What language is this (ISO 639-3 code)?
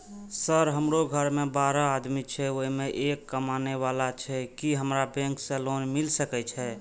mai